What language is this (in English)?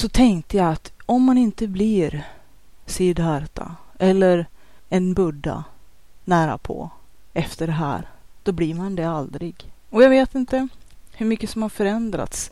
Swedish